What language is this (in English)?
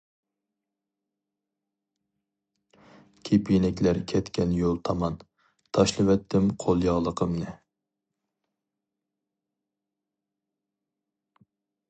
Uyghur